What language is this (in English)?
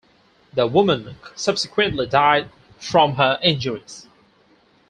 English